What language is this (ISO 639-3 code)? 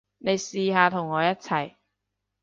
yue